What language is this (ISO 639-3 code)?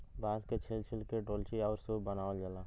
bho